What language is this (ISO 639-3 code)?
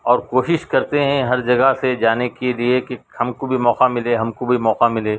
urd